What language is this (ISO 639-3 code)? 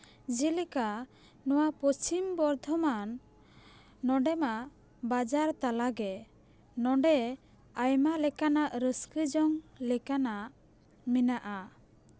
sat